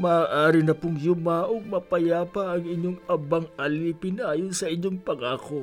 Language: Filipino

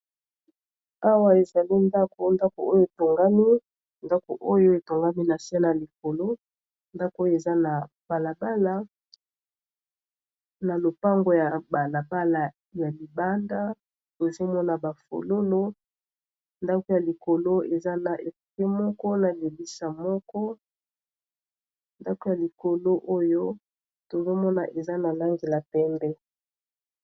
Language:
Lingala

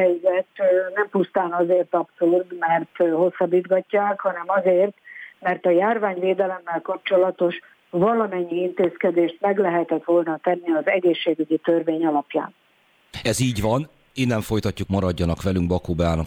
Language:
Hungarian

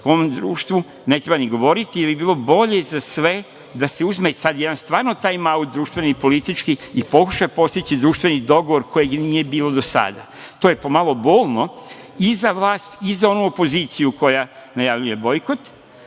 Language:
Serbian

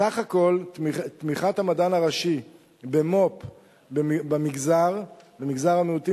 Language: Hebrew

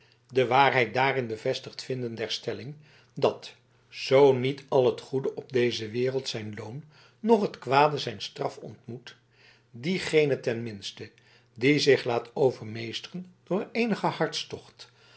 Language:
Dutch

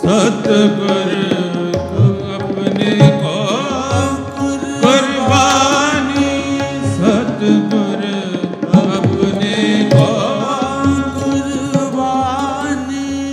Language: Punjabi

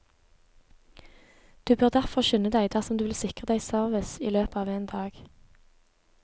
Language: Norwegian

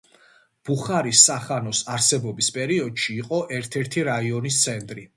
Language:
Georgian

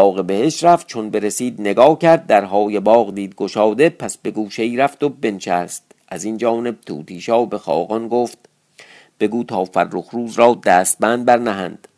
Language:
Persian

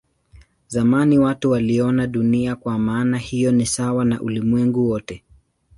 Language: Swahili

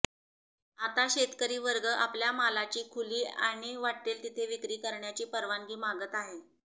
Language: Marathi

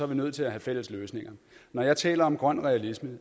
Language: Danish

